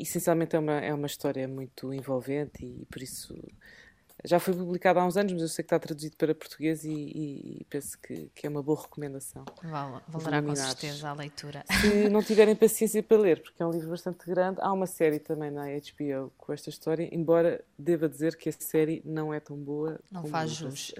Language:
Portuguese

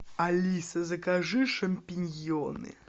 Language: Russian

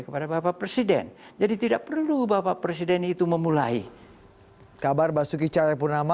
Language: Indonesian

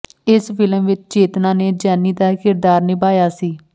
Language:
Punjabi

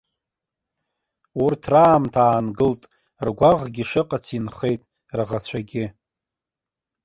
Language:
Abkhazian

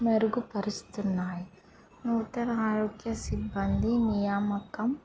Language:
Telugu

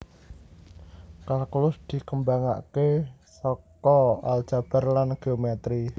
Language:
Javanese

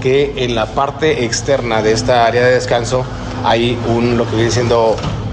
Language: Spanish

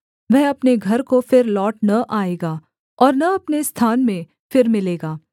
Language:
Hindi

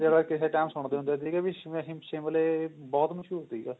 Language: Punjabi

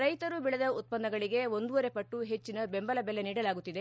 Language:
Kannada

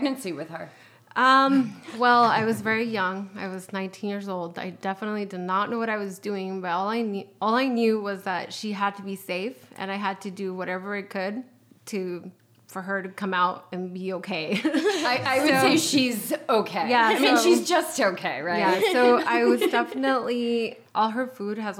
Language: English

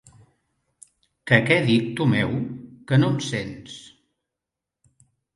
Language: Catalan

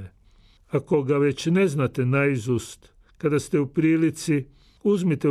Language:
Croatian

